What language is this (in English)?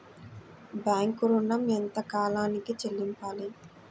Telugu